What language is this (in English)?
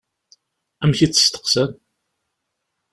Kabyle